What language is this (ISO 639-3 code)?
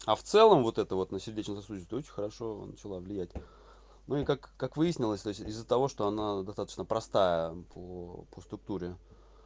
rus